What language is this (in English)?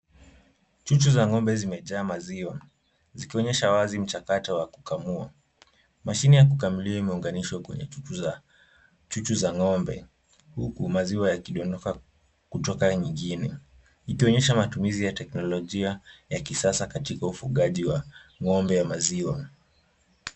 Swahili